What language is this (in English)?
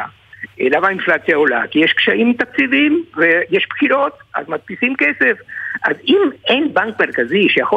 Hebrew